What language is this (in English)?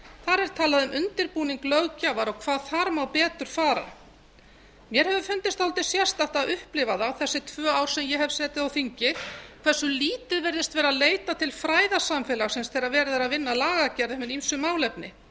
Icelandic